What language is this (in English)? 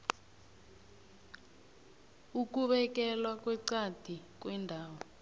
South Ndebele